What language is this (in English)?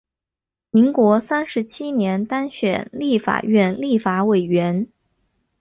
Chinese